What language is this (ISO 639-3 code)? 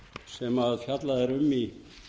isl